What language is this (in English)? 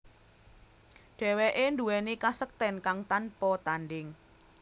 Javanese